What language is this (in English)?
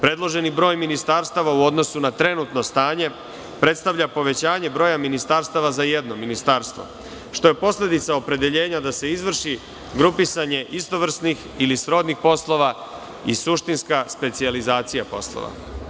Serbian